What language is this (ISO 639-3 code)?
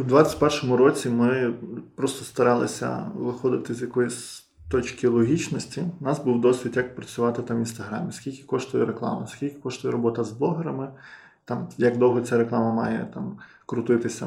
ukr